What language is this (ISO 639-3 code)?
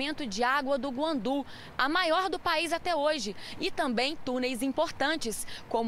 por